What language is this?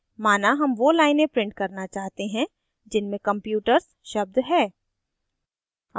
Hindi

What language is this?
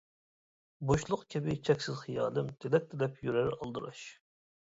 Uyghur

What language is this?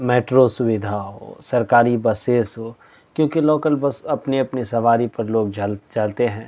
Urdu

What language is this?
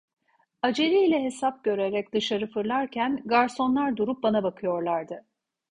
Turkish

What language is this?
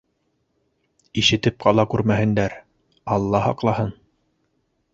Bashkir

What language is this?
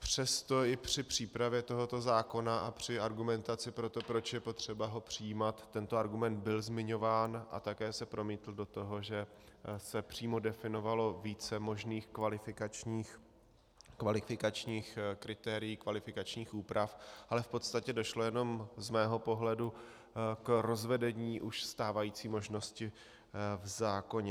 Czech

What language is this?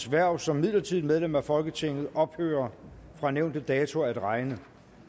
Danish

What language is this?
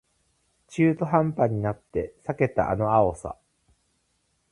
Japanese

